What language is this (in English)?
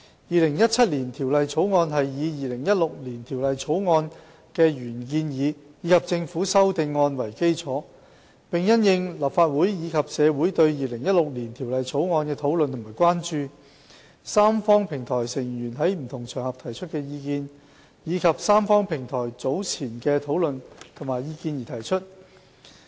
Cantonese